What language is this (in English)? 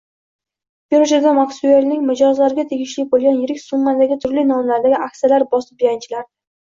Uzbek